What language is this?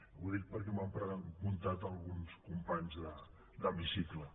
Catalan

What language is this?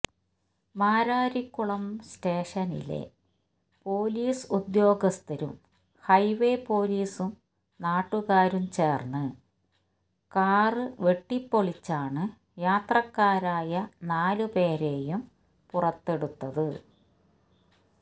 Malayalam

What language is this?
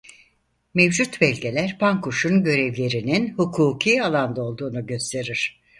Turkish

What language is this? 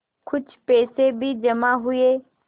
Hindi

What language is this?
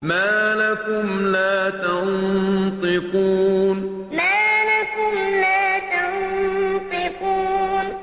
Arabic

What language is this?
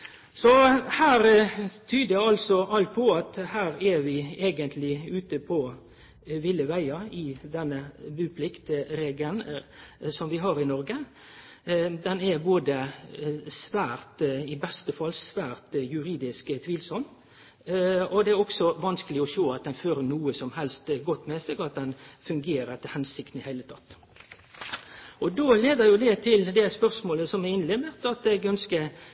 Norwegian Nynorsk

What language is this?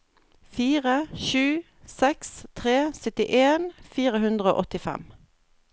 Norwegian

